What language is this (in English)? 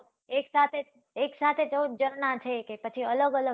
Gujarati